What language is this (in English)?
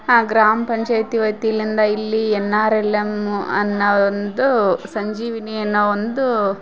Kannada